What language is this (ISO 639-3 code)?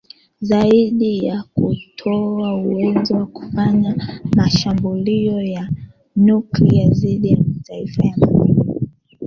swa